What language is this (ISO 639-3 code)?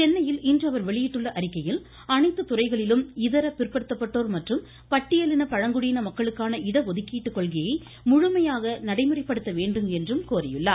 tam